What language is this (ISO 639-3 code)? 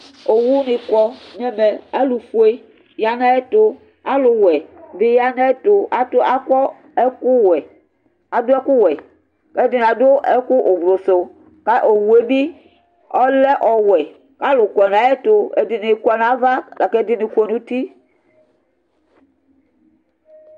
kpo